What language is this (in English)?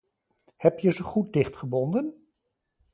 Dutch